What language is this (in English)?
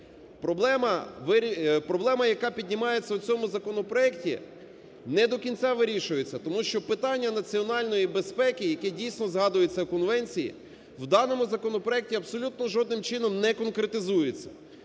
Ukrainian